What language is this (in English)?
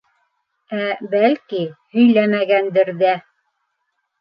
Bashkir